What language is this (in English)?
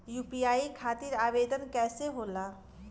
Bhojpuri